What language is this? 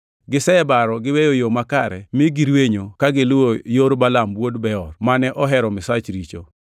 Luo (Kenya and Tanzania)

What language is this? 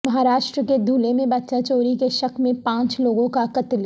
Urdu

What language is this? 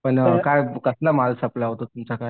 Marathi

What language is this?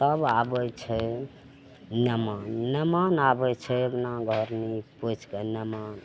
Maithili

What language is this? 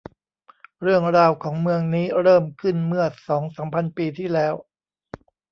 Thai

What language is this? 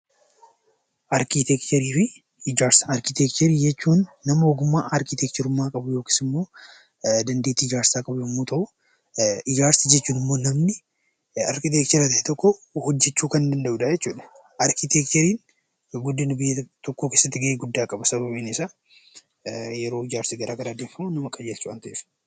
Oromo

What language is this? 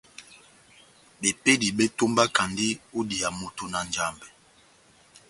Batanga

